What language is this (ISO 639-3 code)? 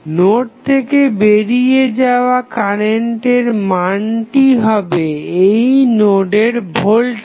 ben